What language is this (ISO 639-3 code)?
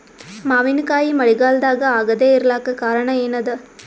kan